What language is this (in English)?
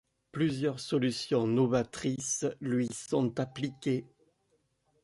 French